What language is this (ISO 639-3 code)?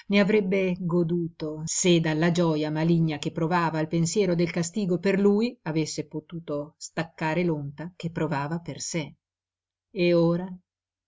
ita